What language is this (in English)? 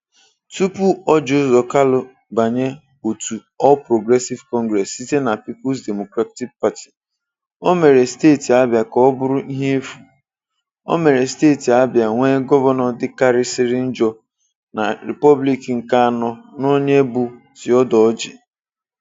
Igbo